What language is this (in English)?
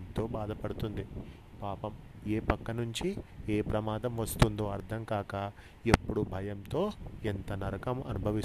Telugu